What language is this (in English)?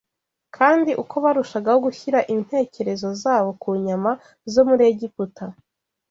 Kinyarwanda